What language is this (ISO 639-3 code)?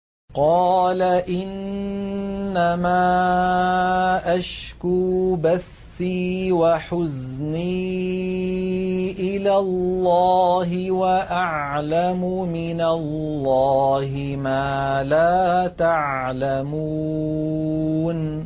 ara